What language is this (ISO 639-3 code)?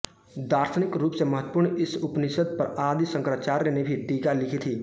hin